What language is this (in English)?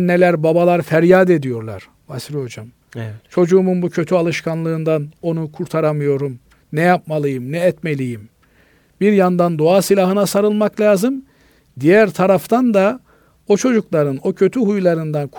Turkish